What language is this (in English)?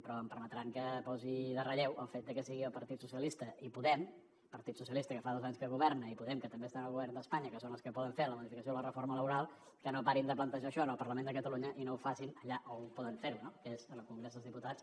Catalan